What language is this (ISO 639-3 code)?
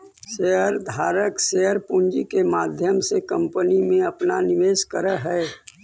mag